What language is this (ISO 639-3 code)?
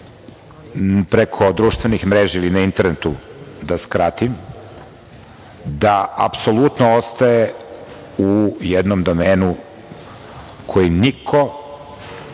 srp